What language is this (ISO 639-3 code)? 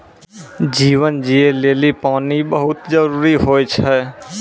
mai